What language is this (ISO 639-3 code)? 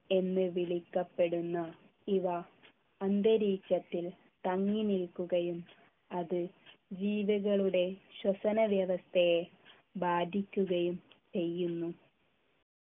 mal